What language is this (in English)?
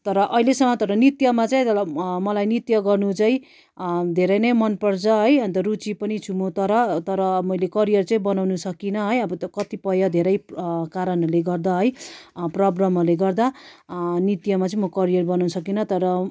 Nepali